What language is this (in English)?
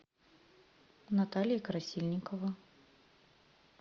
Russian